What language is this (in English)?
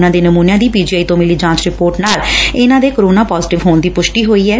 Punjabi